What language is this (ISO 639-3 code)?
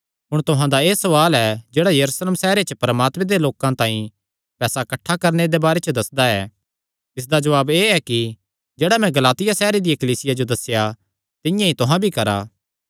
xnr